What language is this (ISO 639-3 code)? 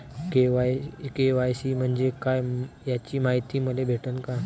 mar